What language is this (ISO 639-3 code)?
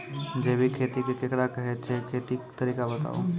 mai